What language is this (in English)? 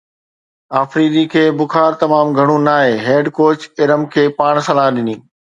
Sindhi